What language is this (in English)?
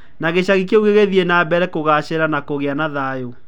Kikuyu